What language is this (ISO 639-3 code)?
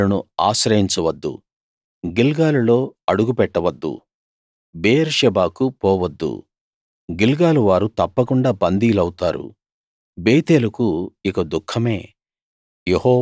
tel